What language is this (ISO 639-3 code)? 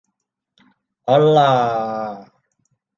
tha